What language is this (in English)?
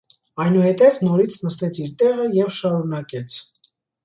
Armenian